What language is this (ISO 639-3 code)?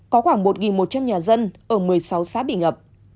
vie